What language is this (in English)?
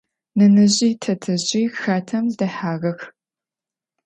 Adyghe